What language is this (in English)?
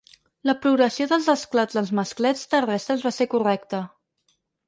Catalan